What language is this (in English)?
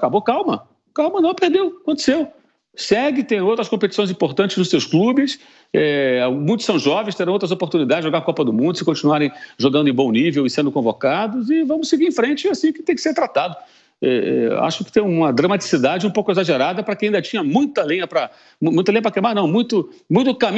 Portuguese